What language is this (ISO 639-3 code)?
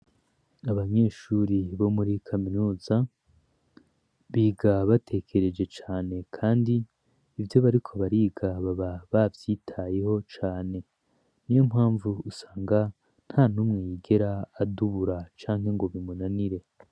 run